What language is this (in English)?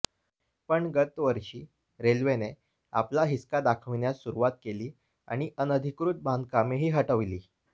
Marathi